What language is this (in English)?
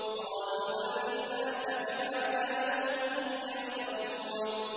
Arabic